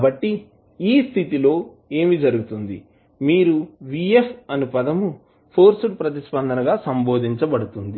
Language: Telugu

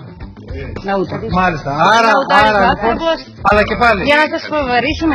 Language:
Greek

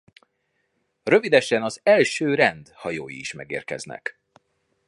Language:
Hungarian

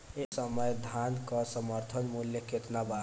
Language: Bhojpuri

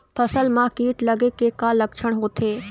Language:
Chhattisgarhi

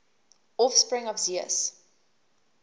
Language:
English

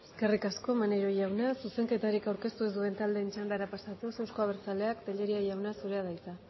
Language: Basque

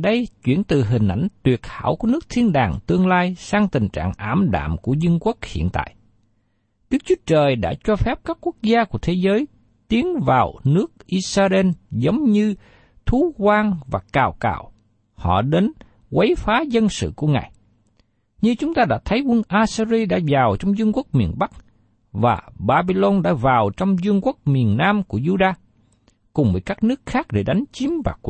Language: Vietnamese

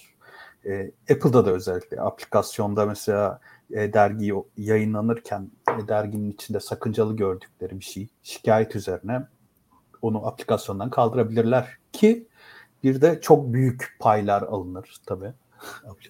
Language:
Turkish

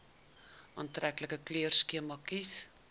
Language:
Afrikaans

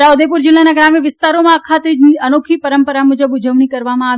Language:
Gujarati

